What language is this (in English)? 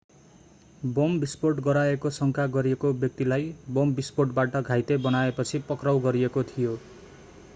Nepali